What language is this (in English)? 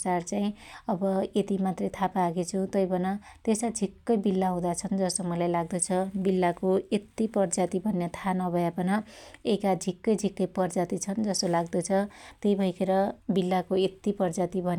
Dotyali